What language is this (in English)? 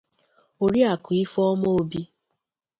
Igbo